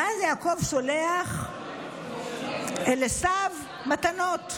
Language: Hebrew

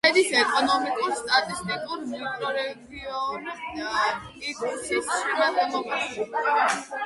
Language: Georgian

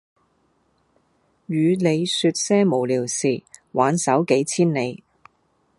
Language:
Cantonese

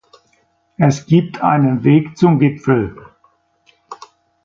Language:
German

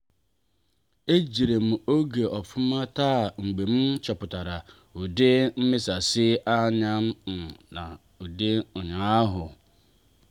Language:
Igbo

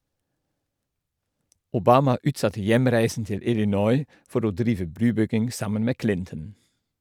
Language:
Norwegian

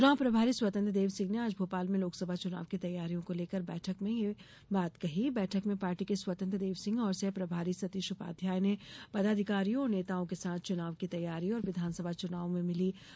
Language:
Hindi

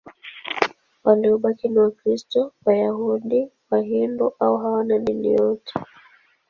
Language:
Swahili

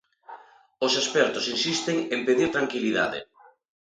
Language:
Galician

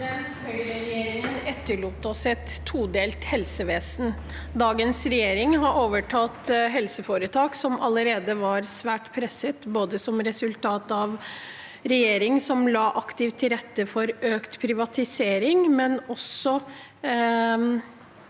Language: Norwegian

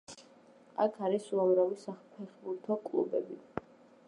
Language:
Georgian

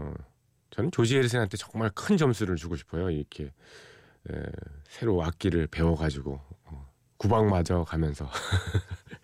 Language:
Korean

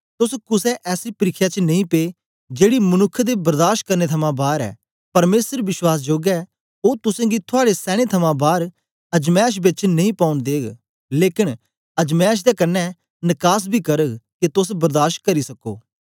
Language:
Dogri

